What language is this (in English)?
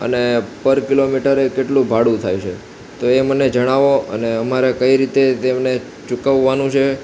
Gujarati